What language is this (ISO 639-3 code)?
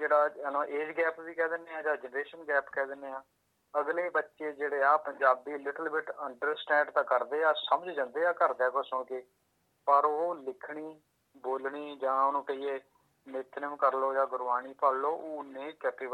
pan